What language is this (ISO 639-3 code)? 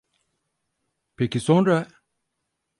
tur